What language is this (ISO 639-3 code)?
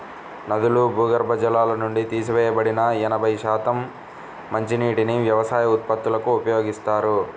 tel